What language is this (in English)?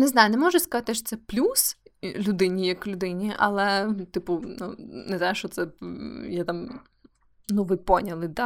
Ukrainian